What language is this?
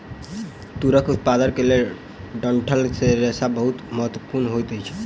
Maithili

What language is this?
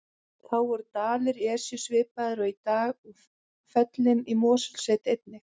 Icelandic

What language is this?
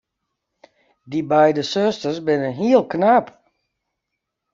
Western Frisian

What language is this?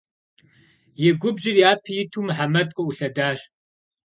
Kabardian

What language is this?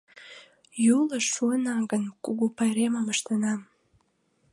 Mari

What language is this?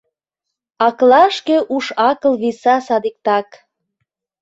Mari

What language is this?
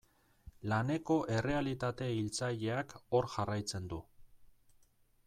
Basque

